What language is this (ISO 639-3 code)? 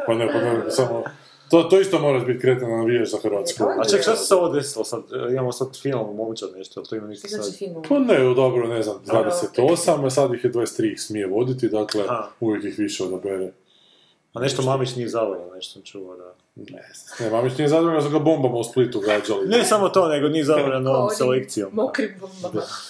hrv